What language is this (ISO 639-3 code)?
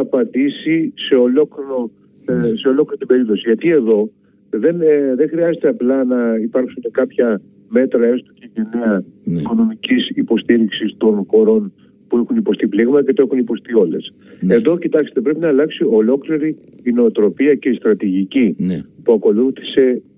ell